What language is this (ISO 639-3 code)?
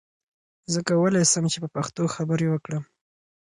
pus